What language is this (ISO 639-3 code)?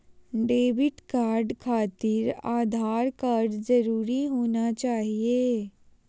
mag